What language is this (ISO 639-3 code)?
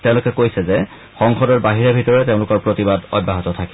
asm